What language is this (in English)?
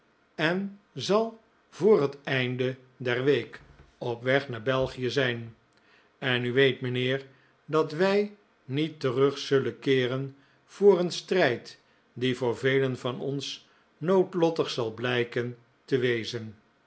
Dutch